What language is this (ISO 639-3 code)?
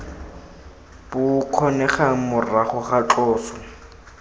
tsn